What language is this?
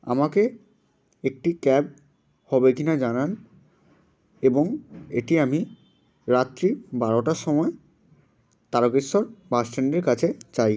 Bangla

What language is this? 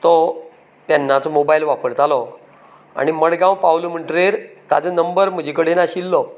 Konkani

